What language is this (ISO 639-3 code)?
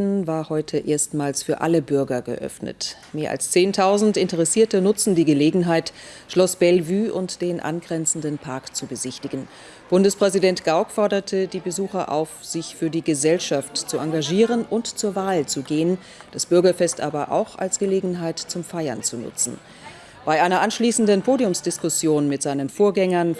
deu